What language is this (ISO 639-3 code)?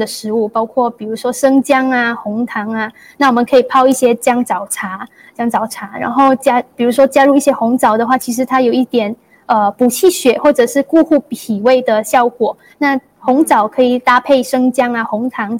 zho